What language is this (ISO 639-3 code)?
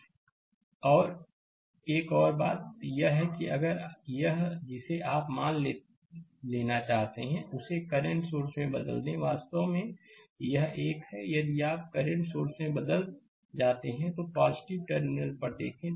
hin